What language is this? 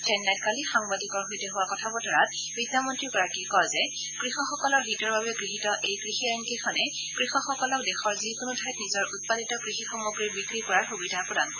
Assamese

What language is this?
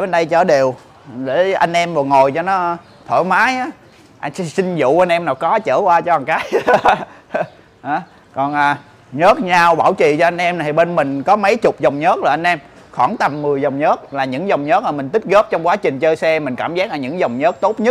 Vietnamese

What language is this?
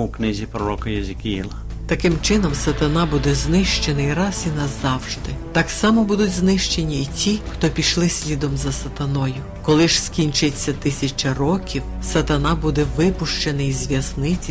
Ukrainian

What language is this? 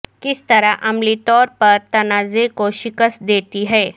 Urdu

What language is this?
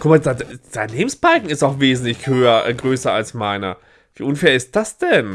German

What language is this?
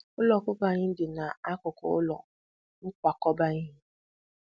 Igbo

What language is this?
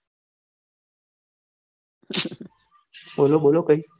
Gujarati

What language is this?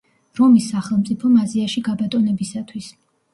Georgian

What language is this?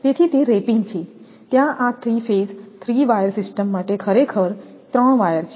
Gujarati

